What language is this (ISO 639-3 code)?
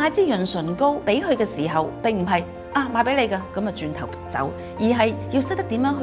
zho